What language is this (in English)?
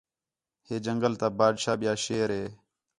Khetrani